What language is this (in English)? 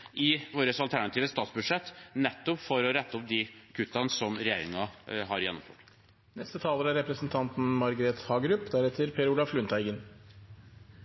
Norwegian Bokmål